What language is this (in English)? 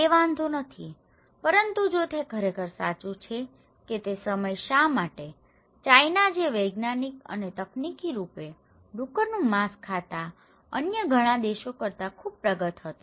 Gujarati